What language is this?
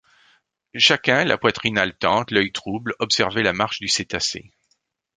French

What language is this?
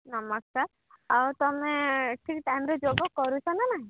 Odia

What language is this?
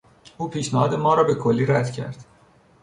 Persian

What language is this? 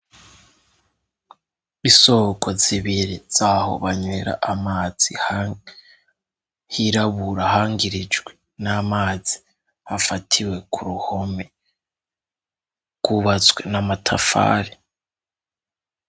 Rundi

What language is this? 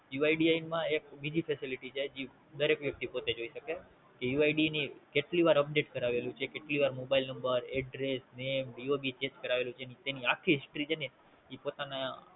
Gujarati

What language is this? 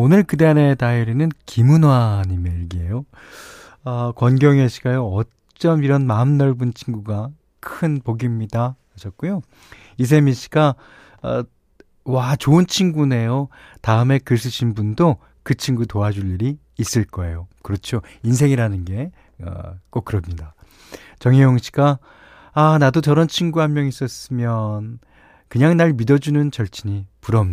Korean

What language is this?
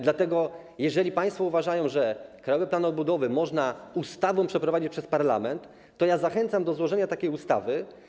Polish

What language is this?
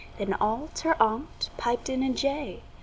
English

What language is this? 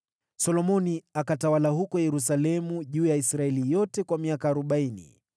Swahili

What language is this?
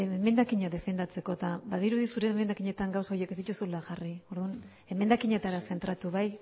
Basque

